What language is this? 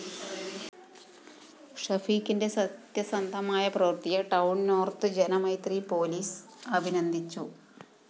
Malayalam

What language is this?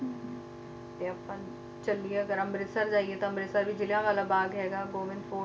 Punjabi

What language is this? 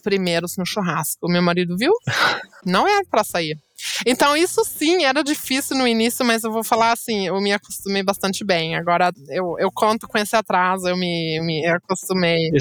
Portuguese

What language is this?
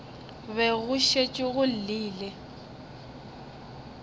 Northern Sotho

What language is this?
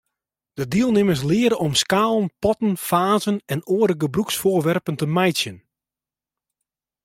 Western Frisian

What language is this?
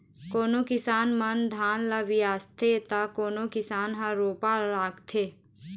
Chhattisgarhi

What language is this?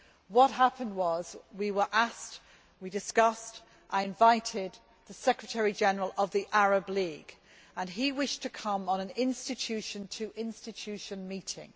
English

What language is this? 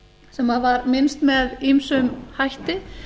Icelandic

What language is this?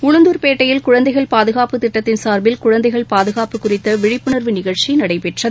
Tamil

